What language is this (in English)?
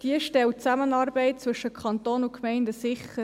Swiss German